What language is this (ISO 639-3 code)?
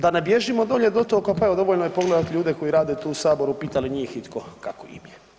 hrv